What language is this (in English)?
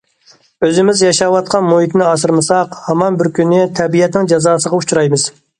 Uyghur